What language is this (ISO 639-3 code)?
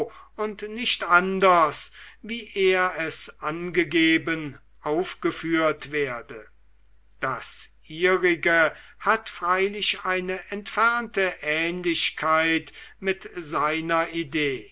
deu